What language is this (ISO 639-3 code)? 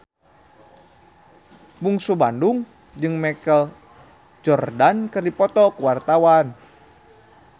sun